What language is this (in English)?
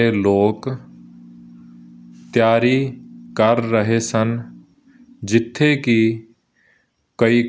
Punjabi